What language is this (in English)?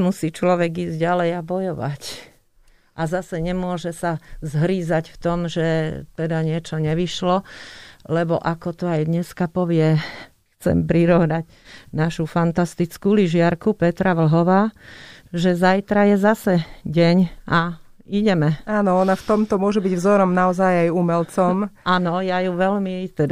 Slovak